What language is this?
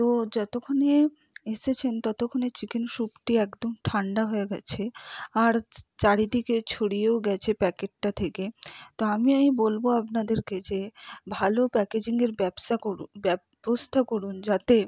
Bangla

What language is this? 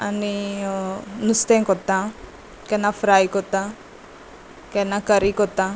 Konkani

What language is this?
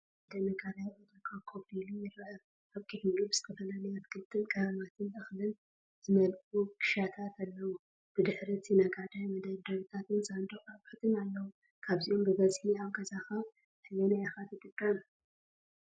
Tigrinya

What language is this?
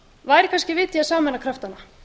Icelandic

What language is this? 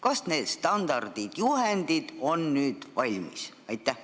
Estonian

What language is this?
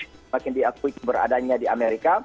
Indonesian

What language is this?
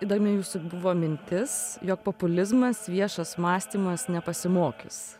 Lithuanian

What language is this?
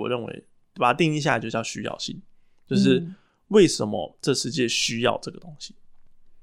Chinese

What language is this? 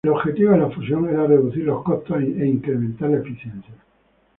Spanish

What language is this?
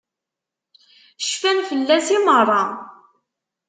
Kabyle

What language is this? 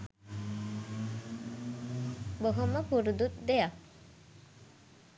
Sinhala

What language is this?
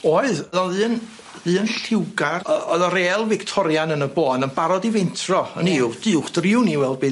Welsh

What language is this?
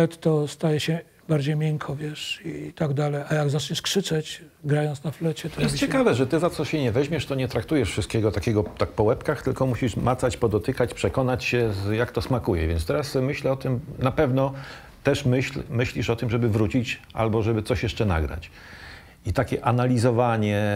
Polish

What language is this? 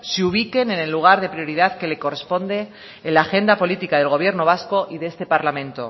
Spanish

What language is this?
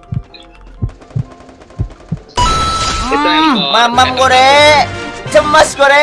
Indonesian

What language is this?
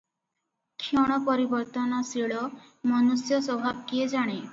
Odia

